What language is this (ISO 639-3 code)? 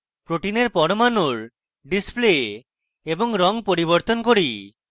ben